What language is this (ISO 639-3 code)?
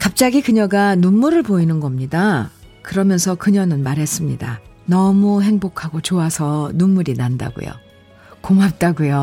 kor